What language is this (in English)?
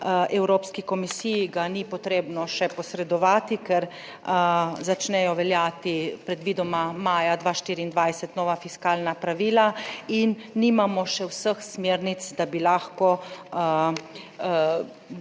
Slovenian